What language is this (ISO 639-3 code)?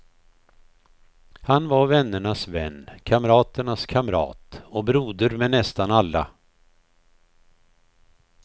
swe